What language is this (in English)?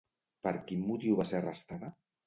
Catalan